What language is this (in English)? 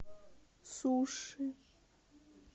Russian